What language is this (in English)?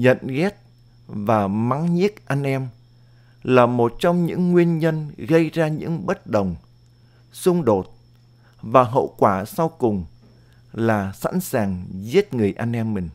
Vietnamese